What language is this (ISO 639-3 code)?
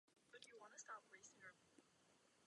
ces